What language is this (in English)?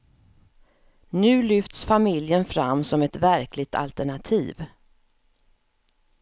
Swedish